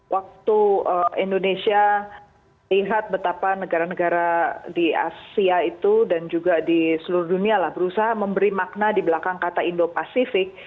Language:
Indonesian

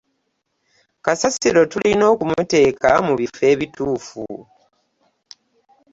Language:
Ganda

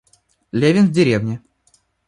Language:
Russian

